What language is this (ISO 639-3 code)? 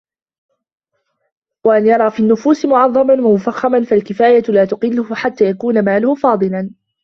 ara